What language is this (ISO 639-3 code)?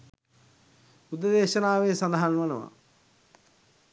sin